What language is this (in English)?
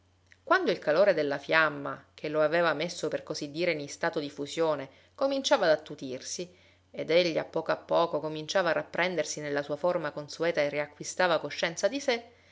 Italian